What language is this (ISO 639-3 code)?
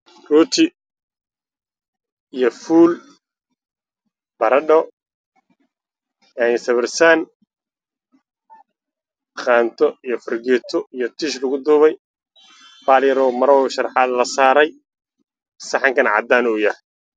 som